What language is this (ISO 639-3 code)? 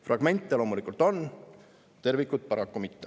est